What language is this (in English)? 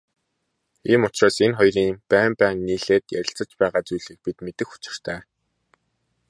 Mongolian